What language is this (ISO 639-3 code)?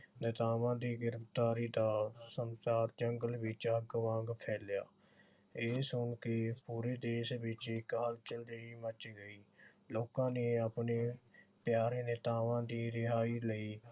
pan